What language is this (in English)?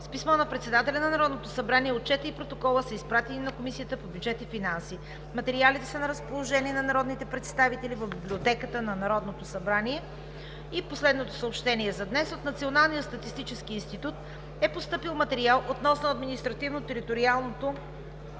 Bulgarian